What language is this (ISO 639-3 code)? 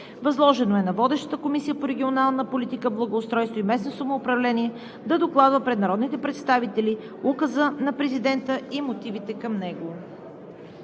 bul